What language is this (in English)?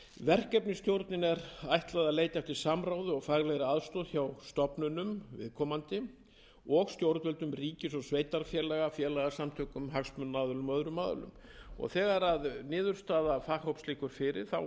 Icelandic